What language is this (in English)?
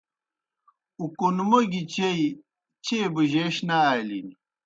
Kohistani Shina